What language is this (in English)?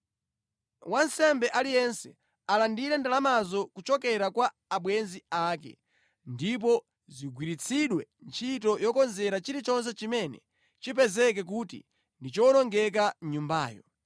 Nyanja